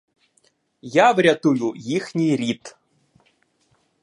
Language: Ukrainian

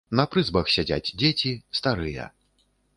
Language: Belarusian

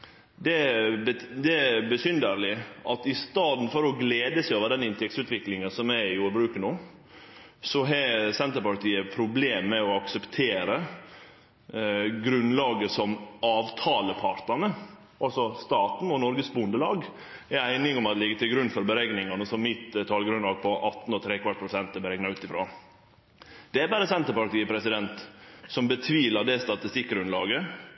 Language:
Norwegian Nynorsk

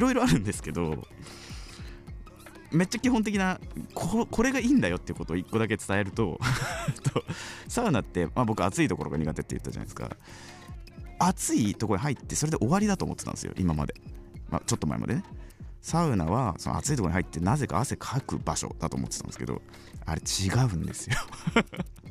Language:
Japanese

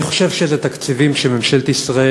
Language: Hebrew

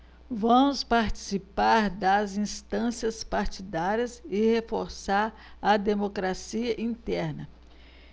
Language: Portuguese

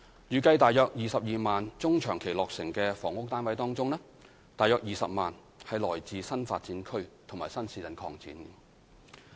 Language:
Cantonese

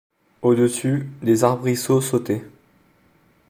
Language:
French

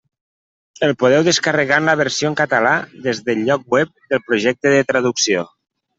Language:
Catalan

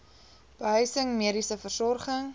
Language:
Afrikaans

